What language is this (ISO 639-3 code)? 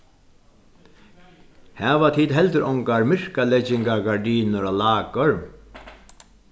fao